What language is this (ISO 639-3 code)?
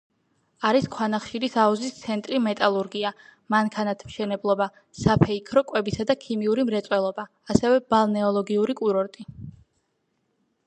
kat